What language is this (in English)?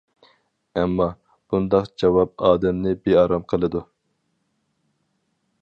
Uyghur